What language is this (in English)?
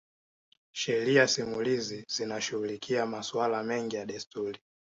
Swahili